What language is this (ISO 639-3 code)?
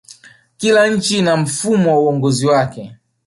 swa